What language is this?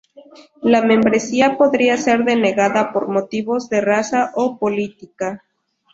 Spanish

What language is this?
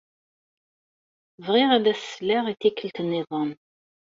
Kabyle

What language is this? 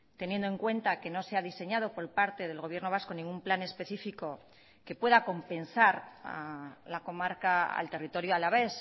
Spanish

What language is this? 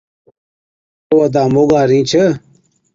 Od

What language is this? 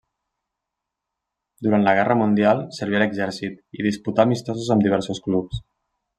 Catalan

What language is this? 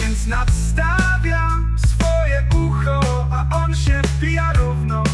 Polish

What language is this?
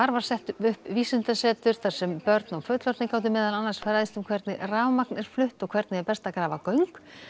Icelandic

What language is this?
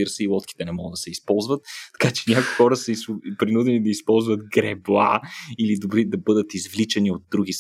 Bulgarian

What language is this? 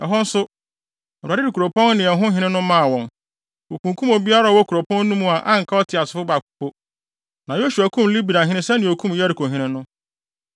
Akan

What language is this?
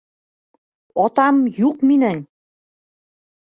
Bashkir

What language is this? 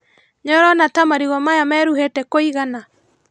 Kikuyu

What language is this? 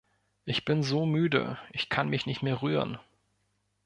German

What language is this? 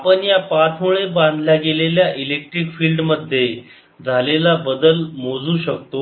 Marathi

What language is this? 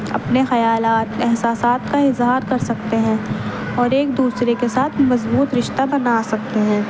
Urdu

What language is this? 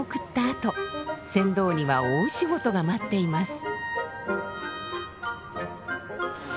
Japanese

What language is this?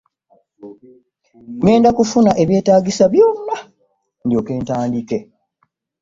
Ganda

